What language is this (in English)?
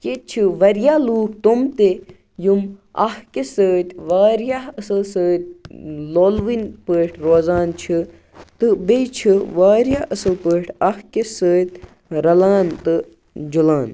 Kashmiri